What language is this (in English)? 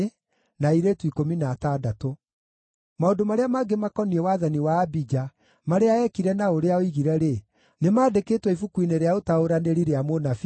Kikuyu